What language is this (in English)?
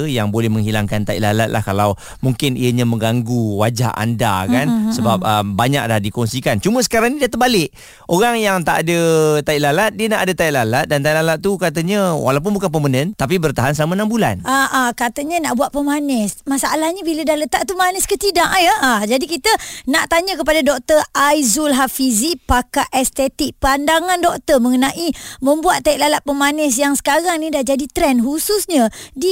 Malay